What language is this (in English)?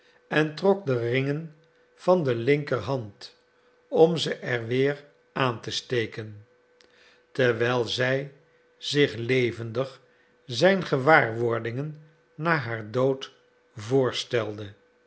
Dutch